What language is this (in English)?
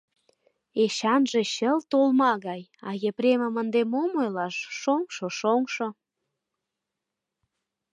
Mari